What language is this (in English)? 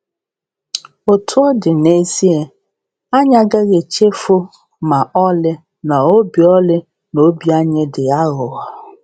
Igbo